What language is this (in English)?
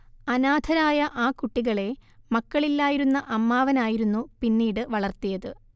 Malayalam